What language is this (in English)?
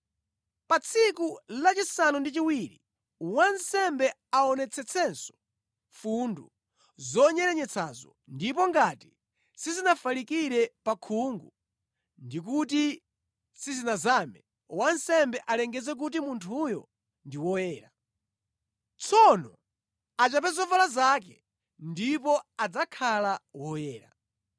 Nyanja